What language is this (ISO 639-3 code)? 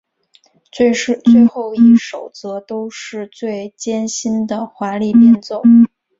zho